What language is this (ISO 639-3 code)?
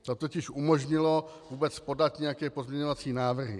ces